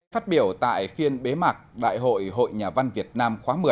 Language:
Vietnamese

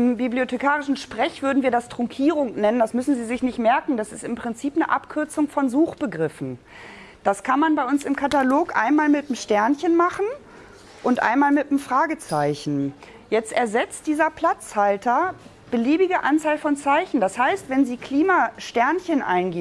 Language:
German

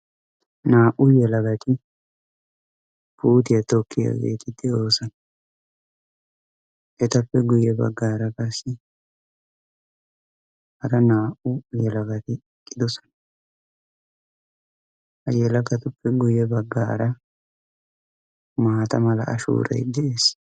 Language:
Wolaytta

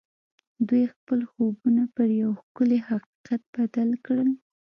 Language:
Pashto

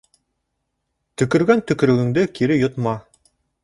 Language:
Bashkir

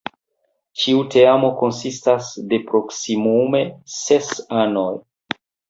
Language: Esperanto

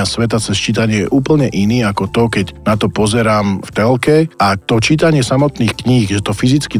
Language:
Slovak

